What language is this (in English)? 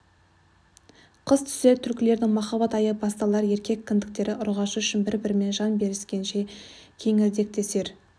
Kazakh